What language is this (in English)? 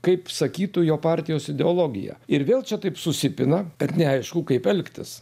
Lithuanian